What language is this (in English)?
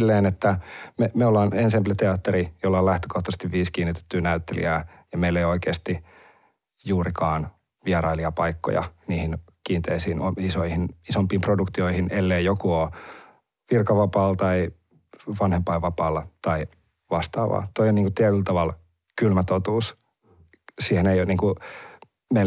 Finnish